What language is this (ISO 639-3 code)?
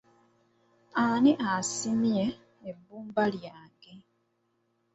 lug